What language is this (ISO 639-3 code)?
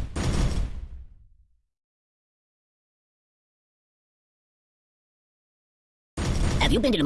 eng